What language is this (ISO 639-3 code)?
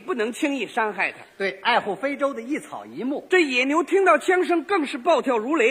zho